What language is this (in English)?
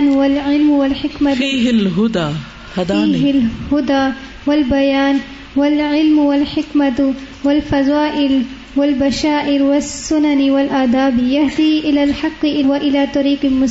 Urdu